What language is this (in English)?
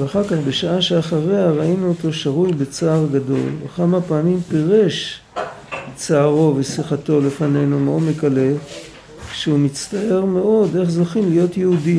Hebrew